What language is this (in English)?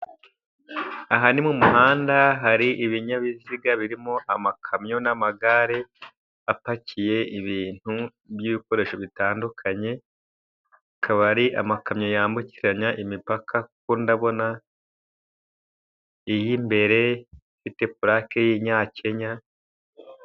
Kinyarwanda